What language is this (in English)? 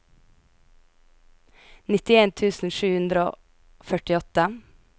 Norwegian